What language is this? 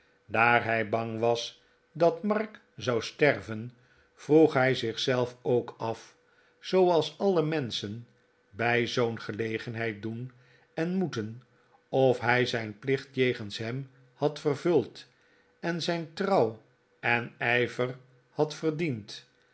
Dutch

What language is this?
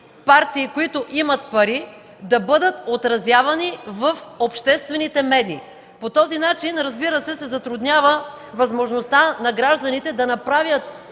Bulgarian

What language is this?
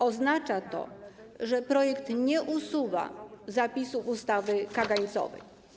Polish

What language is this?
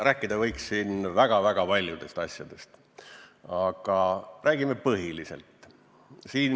Estonian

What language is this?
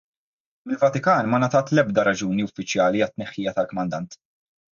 Maltese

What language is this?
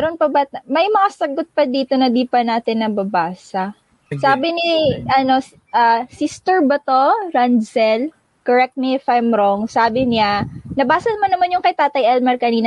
Filipino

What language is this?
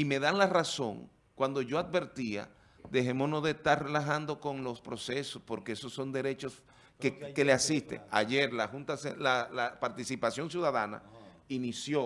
Spanish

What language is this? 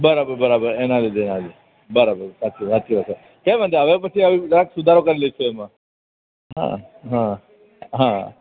Gujarati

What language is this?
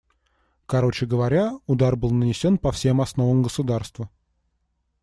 Russian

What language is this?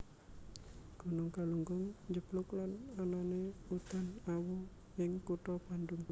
Javanese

